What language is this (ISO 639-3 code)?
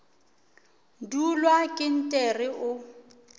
nso